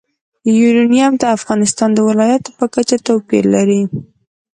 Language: Pashto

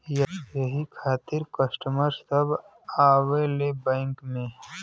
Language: Bhojpuri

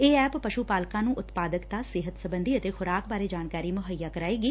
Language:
Punjabi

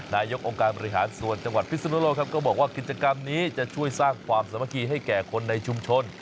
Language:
Thai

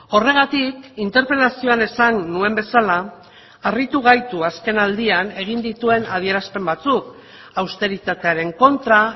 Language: Basque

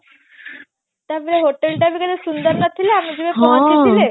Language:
Odia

